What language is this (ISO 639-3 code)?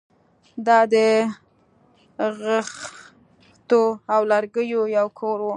pus